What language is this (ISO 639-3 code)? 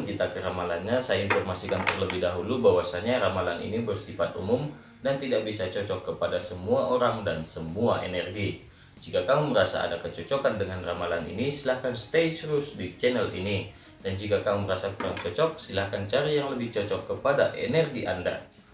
ind